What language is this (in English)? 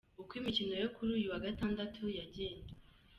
Kinyarwanda